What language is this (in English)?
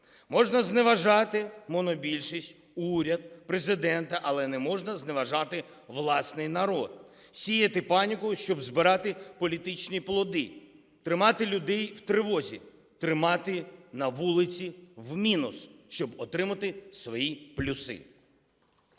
Ukrainian